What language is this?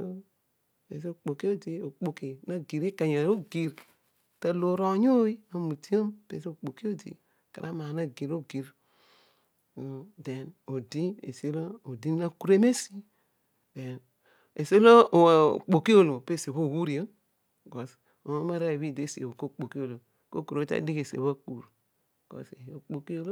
Odual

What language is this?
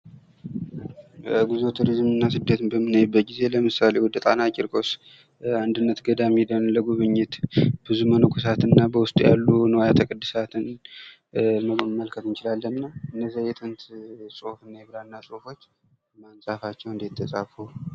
Amharic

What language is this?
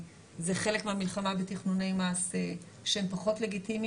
Hebrew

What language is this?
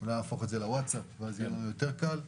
Hebrew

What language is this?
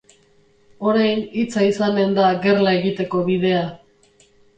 Basque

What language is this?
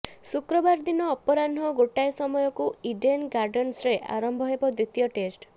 Odia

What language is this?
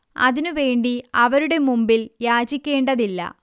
Malayalam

